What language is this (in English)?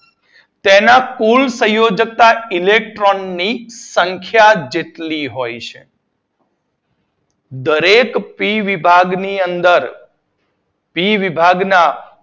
Gujarati